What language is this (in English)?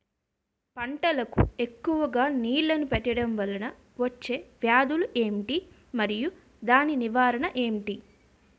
Telugu